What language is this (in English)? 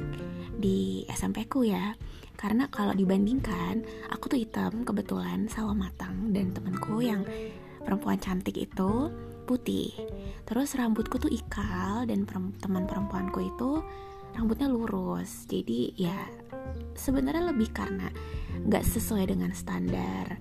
Indonesian